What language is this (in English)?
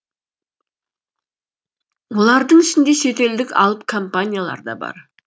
Kazakh